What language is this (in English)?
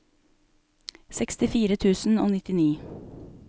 Norwegian